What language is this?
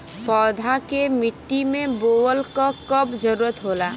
Bhojpuri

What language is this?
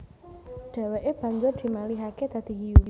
Javanese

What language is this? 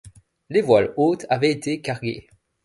French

